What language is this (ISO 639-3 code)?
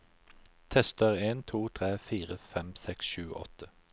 nor